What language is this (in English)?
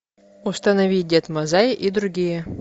Russian